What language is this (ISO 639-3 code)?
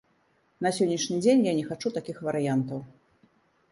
bel